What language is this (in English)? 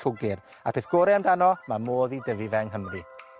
Welsh